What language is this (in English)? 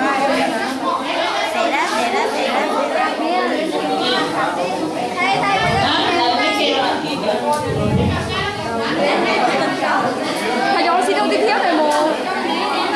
Vietnamese